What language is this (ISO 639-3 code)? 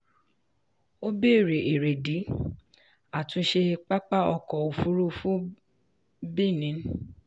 yor